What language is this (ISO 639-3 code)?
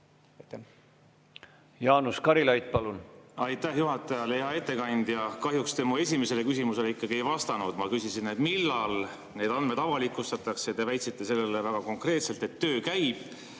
est